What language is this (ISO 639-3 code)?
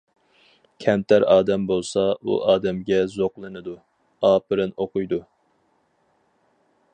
uig